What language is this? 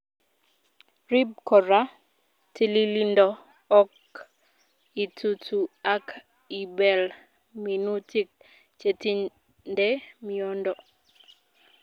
Kalenjin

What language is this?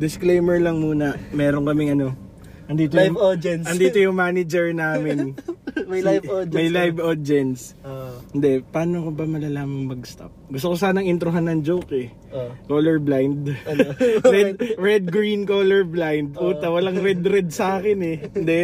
Filipino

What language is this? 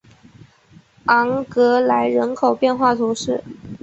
Chinese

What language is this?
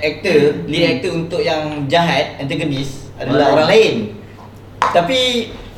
Malay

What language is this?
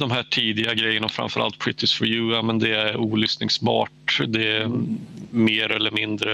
Swedish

